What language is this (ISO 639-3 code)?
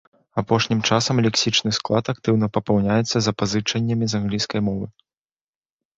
bel